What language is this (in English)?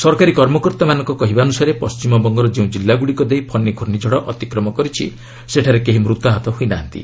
Odia